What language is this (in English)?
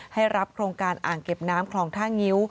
Thai